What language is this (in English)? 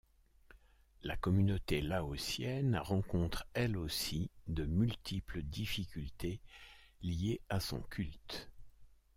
French